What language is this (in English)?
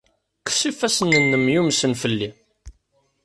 Kabyle